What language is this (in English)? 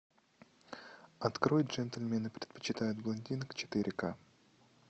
Russian